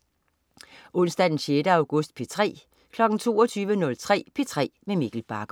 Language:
Danish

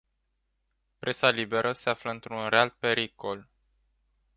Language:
Romanian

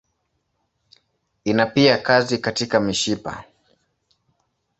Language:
Swahili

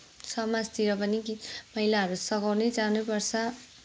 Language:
Nepali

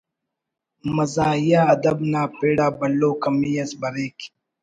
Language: Brahui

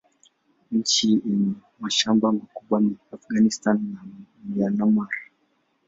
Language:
Swahili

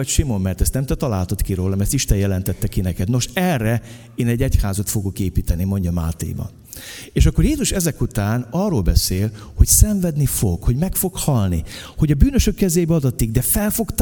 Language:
Hungarian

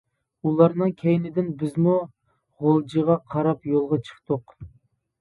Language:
Uyghur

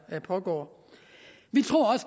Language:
Danish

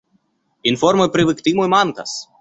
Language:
Esperanto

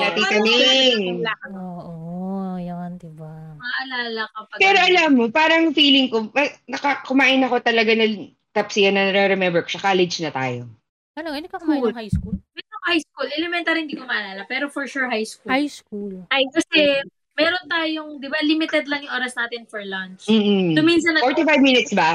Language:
Filipino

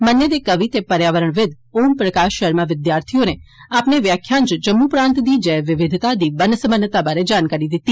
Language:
Dogri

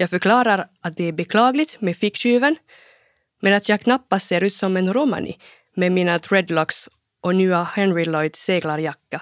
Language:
Swedish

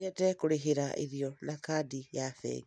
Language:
Kikuyu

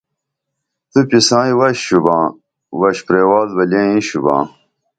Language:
Dameli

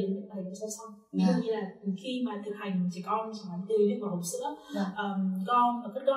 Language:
Vietnamese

